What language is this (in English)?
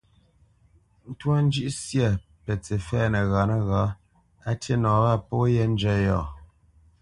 Bamenyam